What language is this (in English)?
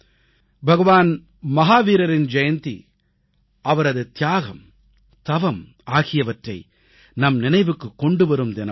Tamil